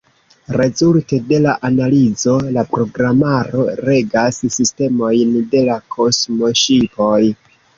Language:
Esperanto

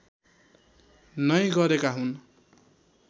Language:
Nepali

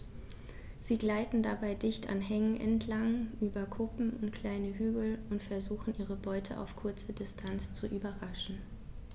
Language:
German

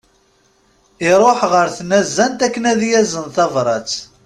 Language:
Kabyle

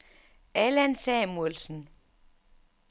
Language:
Danish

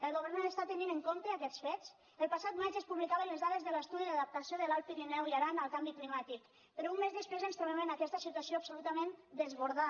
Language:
Catalan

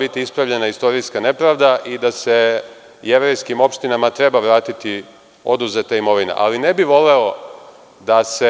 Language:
Serbian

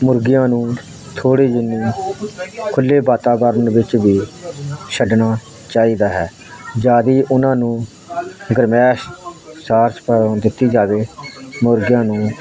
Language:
Punjabi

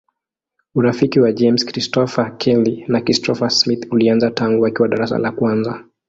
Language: Swahili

